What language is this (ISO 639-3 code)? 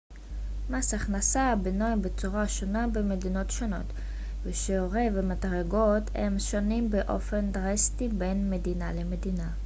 heb